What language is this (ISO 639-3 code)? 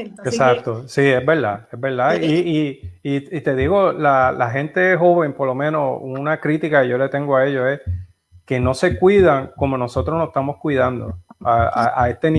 spa